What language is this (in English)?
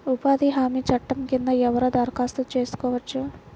Telugu